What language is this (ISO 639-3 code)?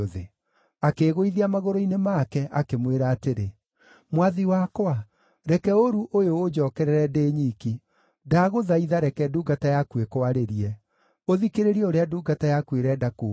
kik